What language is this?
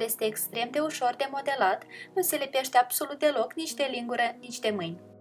Romanian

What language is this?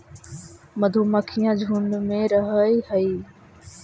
Magahi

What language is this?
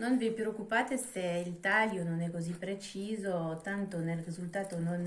Italian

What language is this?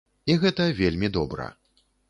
Belarusian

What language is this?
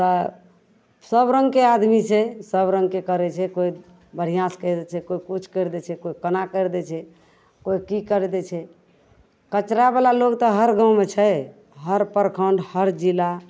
Maithili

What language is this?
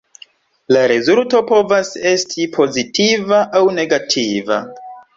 Esperanto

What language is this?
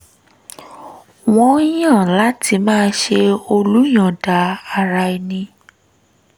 Yoruba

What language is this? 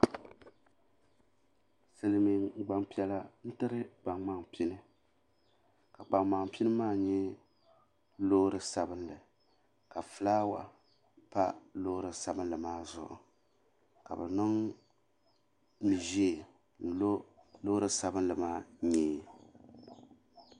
Dagbani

